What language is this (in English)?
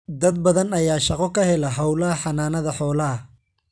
Somali